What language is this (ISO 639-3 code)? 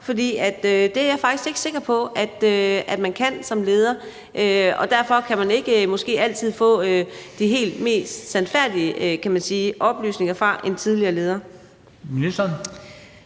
dan